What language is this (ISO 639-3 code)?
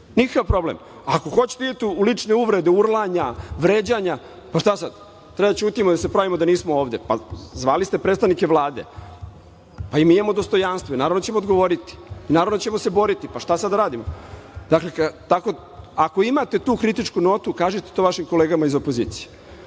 srp